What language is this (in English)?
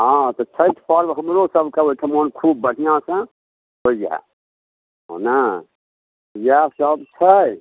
Maithili